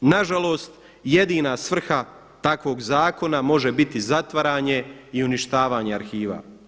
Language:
Croatian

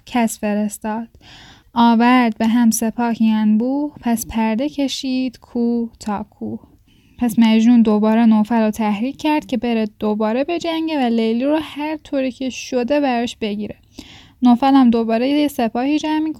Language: Persian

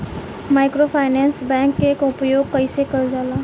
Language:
Bhojpuri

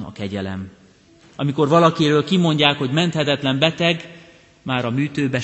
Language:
Hungarian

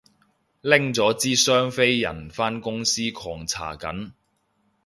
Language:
Cantonese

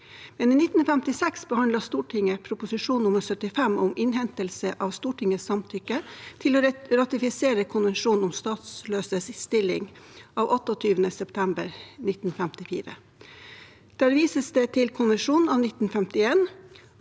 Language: Norwegian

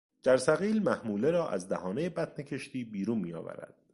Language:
Persian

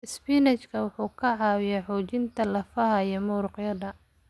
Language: Somali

